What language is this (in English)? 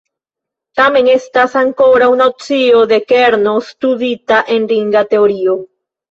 Esperanto